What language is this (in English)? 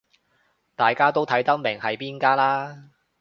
Cantonese